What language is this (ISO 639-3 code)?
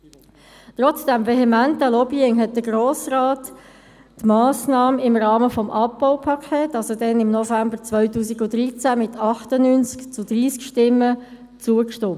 gsw